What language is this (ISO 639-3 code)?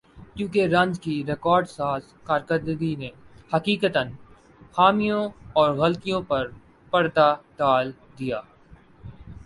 urd